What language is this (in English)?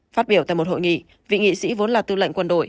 Vietnamese